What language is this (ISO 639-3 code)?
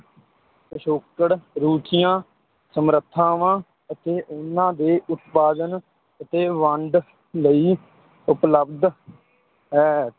pan